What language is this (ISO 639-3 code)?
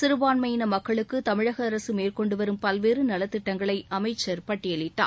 tam